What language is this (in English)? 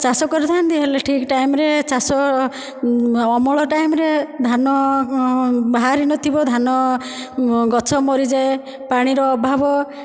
Odia